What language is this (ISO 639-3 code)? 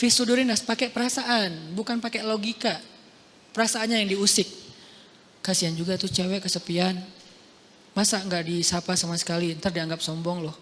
ind